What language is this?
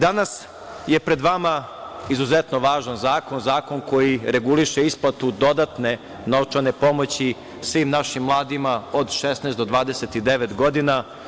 Serbian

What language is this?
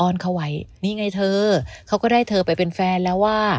Thai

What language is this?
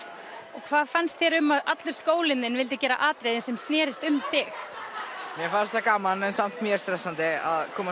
Icelandic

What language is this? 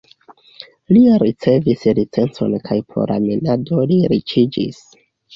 Esperanto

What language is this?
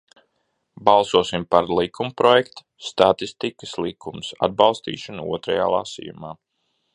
Latvian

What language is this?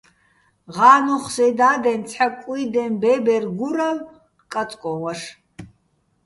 Bats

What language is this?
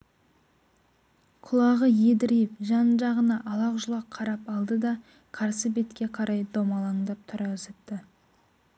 Kazakh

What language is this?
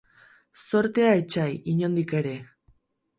Basque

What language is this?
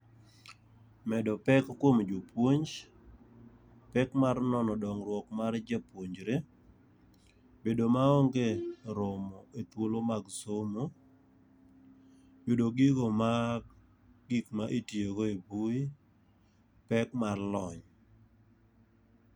Luo (Kenya and Tanzania)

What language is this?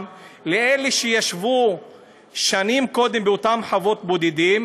Hebrew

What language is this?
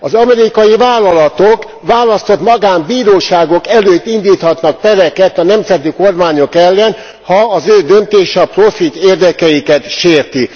Hungarian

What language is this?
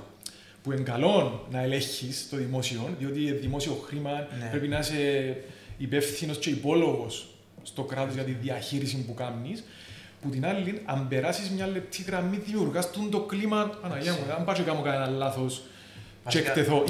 Greek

